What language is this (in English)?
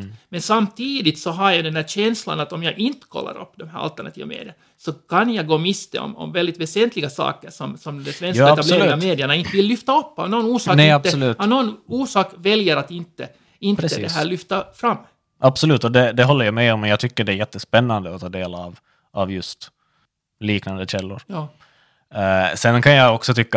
Swedish